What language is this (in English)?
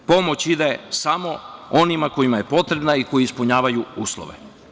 Serbian